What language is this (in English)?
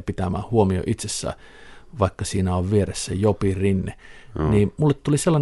Finnish